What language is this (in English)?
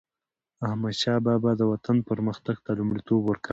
Pashto